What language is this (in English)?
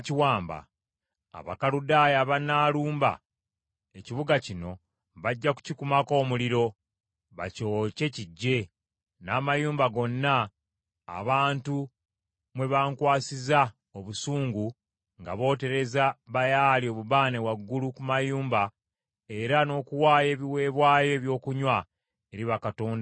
Ganda